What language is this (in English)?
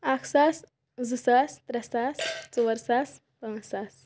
Kashmiri